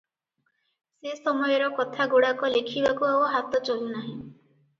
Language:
Odia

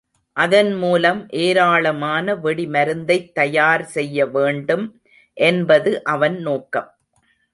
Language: Tamil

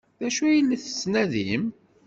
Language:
Kabyle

